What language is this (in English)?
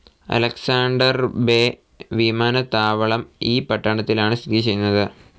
Malayalam